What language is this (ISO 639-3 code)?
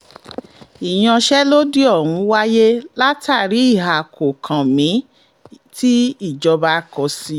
yor